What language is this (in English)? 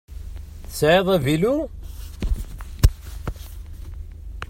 Kabyle